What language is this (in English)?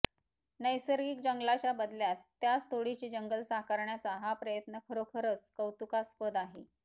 Marathi